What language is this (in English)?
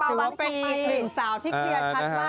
Thai